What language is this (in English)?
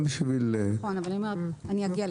Hebrew